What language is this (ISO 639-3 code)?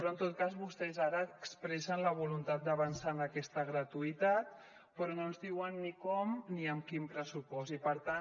cat